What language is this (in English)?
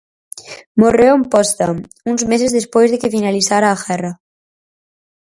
Galician